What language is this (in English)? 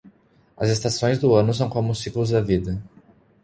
Portuguese